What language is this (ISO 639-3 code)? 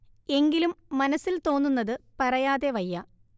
mal